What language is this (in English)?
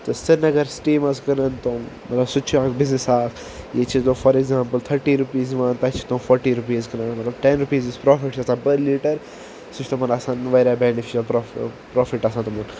Kashmiri